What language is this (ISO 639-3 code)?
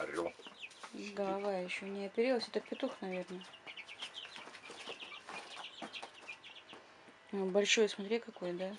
rus